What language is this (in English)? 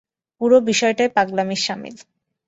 Bangla